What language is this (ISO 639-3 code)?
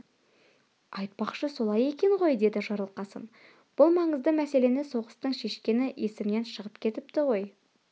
kaz